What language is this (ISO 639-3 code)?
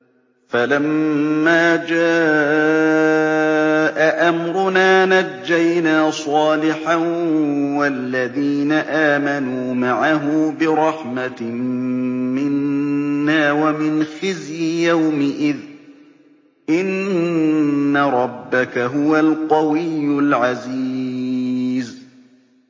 ara